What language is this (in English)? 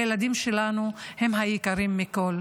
Hebrew